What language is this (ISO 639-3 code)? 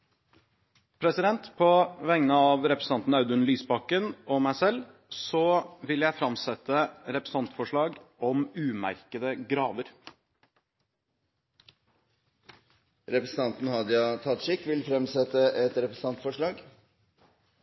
nor